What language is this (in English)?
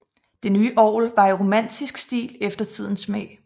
Danish